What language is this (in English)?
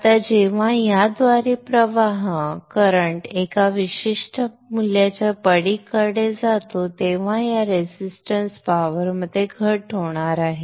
Marathi